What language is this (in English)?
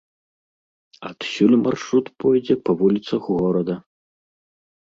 Belarusian